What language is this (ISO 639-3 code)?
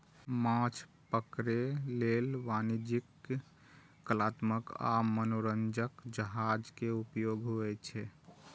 mai